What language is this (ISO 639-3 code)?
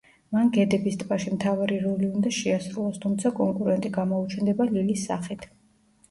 kat